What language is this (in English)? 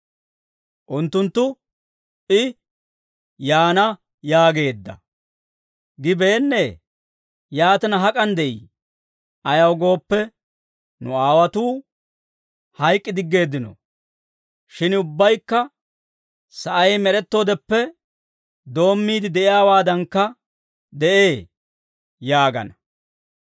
Dawro